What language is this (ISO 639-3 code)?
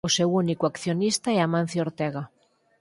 glg